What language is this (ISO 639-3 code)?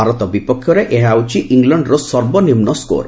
ori